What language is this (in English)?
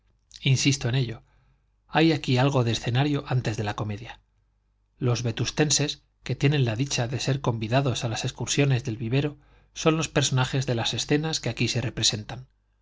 Spanish